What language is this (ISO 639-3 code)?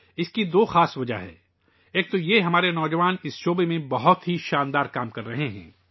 urd